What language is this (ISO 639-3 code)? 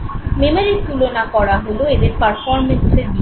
ben